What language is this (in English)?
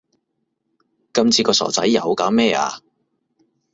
Cantonese